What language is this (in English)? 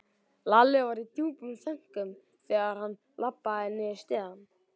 Icelandic